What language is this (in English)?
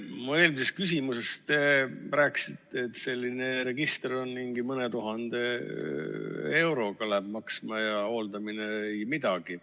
Estonian